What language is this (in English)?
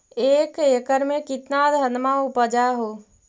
Magahi